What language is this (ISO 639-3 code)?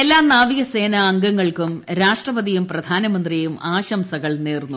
mal